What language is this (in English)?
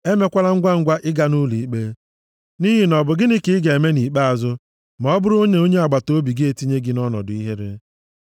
Igbo